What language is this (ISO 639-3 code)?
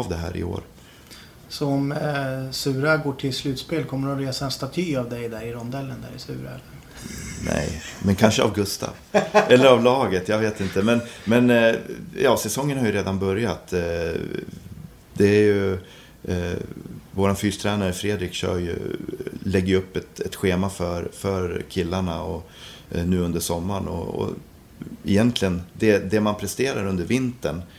swe